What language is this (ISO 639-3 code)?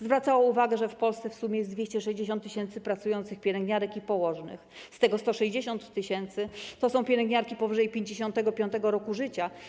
pol